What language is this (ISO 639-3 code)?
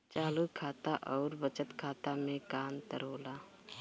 bho